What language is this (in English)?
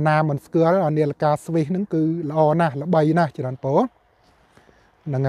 Thai